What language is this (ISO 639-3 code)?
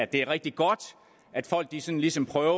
dan